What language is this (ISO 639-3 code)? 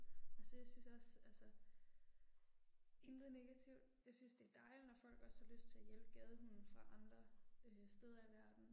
dan